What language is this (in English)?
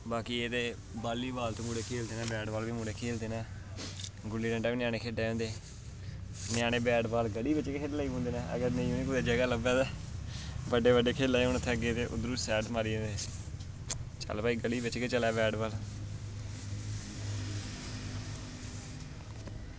Dogri